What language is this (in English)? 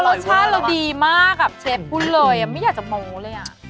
Thai